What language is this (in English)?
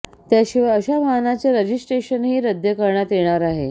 Marathi